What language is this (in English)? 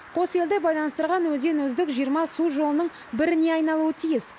Kazakh